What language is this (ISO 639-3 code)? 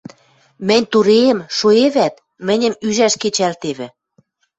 mrj